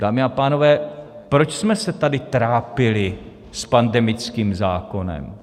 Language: Czech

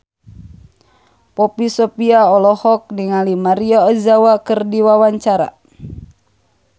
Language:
Sundanese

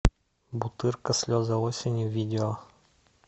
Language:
Russian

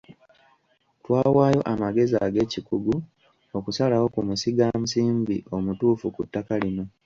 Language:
Ganda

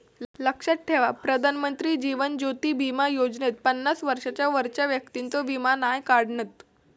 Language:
Marathi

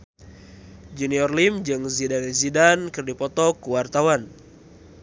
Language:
Sundanese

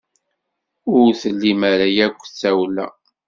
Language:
Kabyle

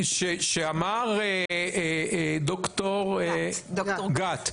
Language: Hebrew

